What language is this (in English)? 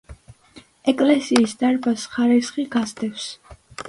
Georgian